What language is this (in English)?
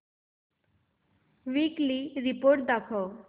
Marathi